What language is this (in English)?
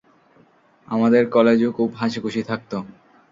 Bangla